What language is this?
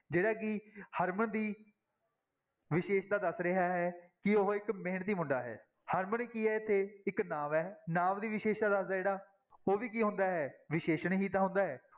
Punjabi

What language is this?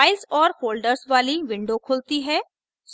Hindi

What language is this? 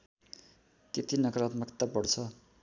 Nepali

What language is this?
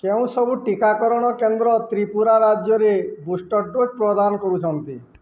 Odia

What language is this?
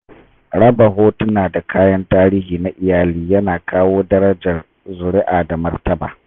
Hausa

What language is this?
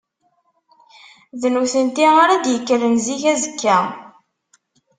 Kabyle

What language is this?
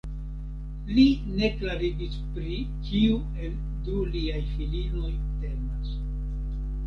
Esperanto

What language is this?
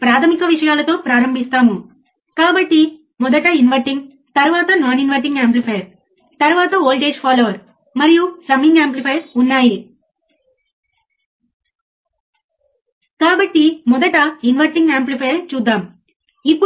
Telugu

